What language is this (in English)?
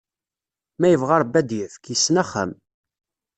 Kabyle